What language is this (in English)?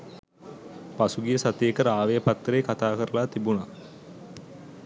Sinhala